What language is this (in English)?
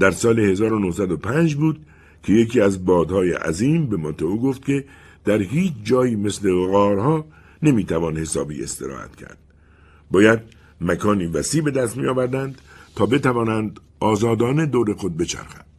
Persian